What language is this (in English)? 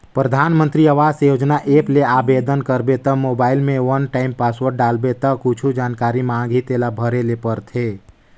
Chhattisgarhi